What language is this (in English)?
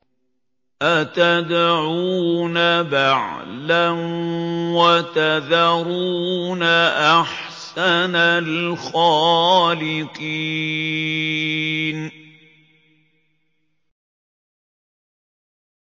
Arabic